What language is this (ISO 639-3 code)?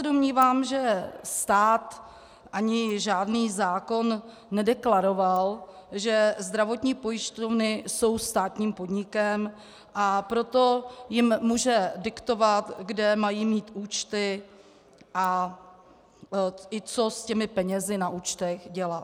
ces